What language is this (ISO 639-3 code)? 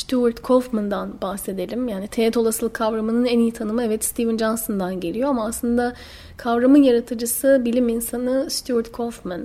tur